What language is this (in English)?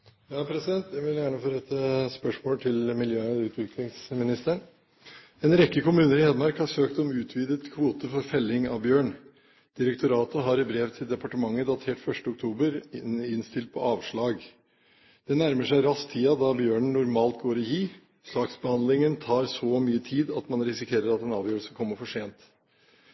Norwegian Bokmål